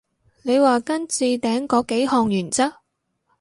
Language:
Cantonese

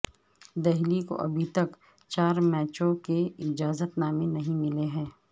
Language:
Urdu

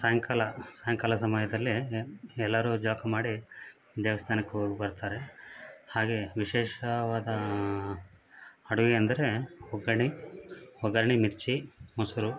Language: Kannada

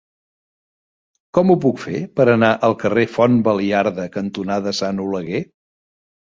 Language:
Catalan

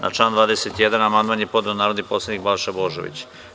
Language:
Serbian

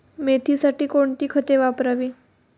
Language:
Marathi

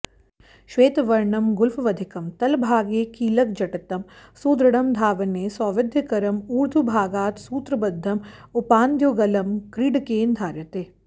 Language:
Sanskrit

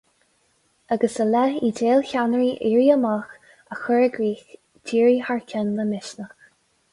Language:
Irish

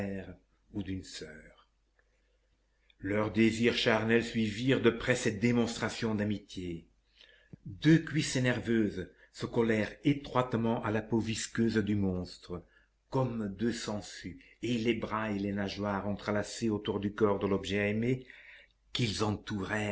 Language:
French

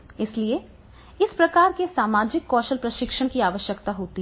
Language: Hindi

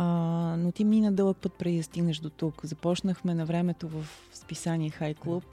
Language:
Bulgarian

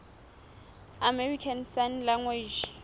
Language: Southern Sotho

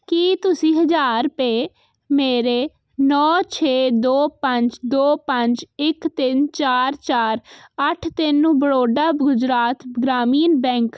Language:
Punjabi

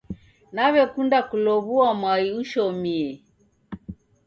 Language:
Taita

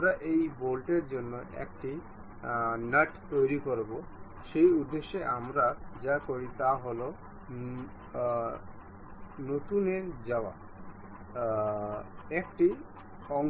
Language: Bangla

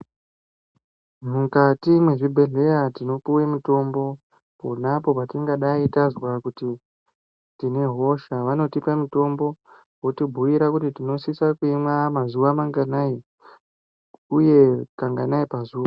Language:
Ndau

